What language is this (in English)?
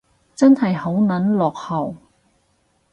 Cantonese